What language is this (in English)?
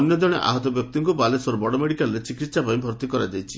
Odia